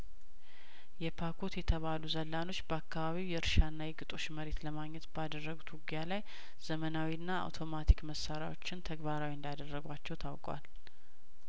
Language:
Amharic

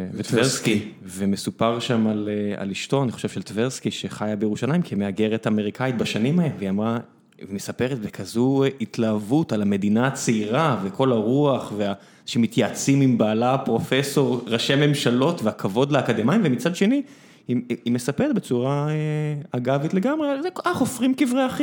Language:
Hebrew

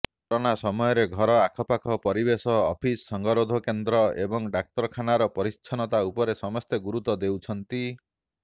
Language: Odia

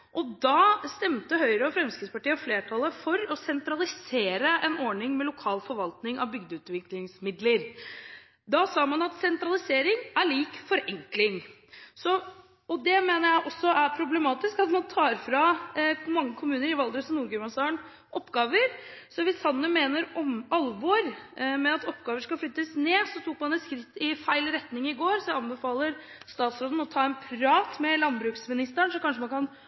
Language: Norwegian Bokmål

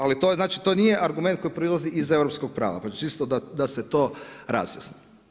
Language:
Croatian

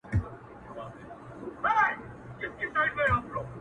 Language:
Pashto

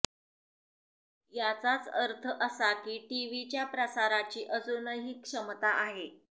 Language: Marathi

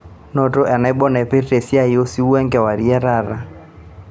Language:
Masai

